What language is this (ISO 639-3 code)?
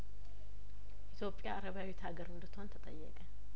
amh